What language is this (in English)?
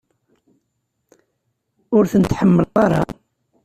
Kabyle